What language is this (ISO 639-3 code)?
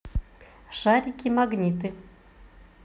rus